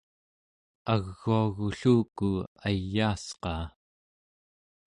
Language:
Central Yupik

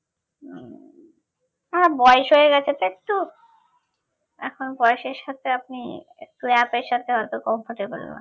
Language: Bangla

